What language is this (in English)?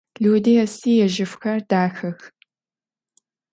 Adyghe